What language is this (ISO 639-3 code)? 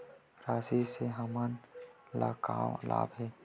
hne